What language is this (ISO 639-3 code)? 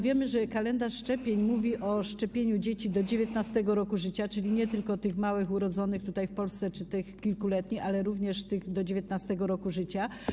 pol